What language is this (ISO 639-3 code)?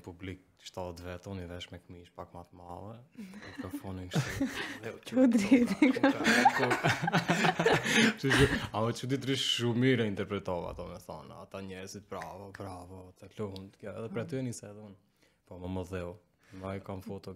ron